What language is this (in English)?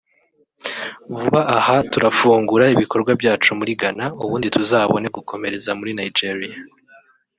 Kinyarwanda